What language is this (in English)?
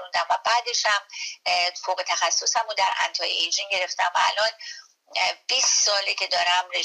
Persian